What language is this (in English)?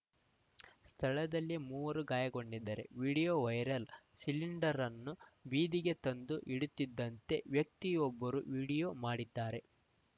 Kannada